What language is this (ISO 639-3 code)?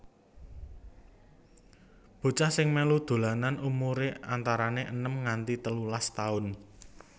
jav